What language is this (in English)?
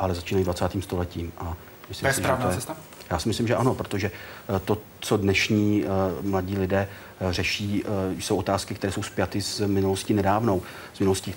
Czech